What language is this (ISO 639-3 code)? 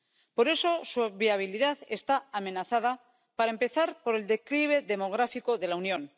spa